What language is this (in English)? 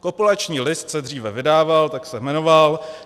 Czech